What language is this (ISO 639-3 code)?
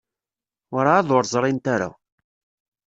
kab